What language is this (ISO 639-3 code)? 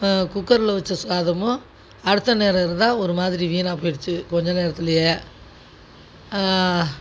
tam